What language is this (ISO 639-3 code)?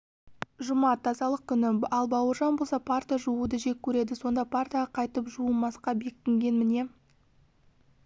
kaz